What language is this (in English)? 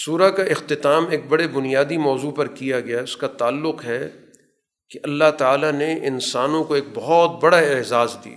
Urdu